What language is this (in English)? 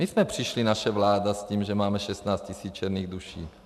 Czech